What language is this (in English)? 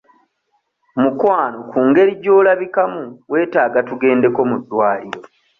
Ganda